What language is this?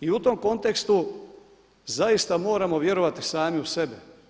Croatian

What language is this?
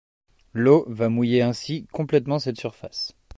French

